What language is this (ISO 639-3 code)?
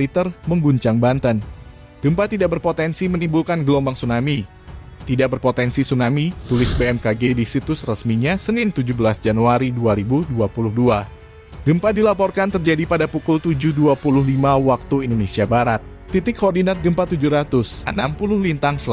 ind